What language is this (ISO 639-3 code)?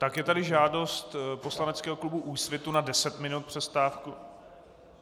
ces